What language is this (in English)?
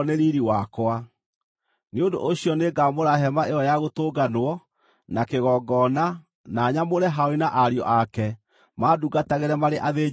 Kikuyu